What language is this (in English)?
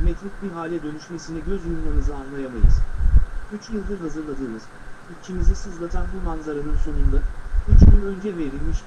Turkish